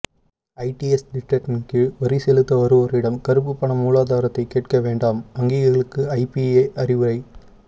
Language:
Tamil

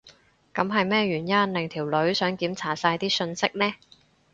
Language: Cantonese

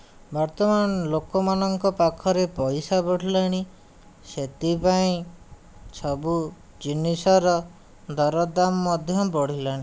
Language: Odia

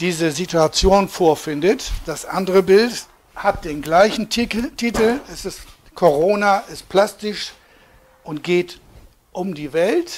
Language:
German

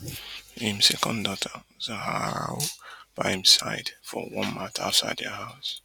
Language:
Nigerian Pidgin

